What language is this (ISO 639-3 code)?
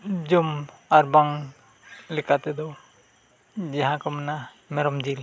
sat